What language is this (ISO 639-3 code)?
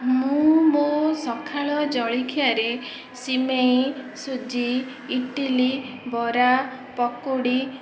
ori